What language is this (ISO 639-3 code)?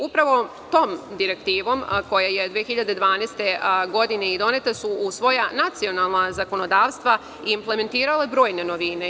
srp